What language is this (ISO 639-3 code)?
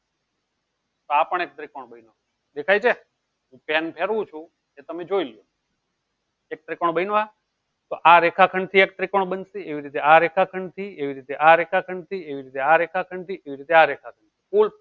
guj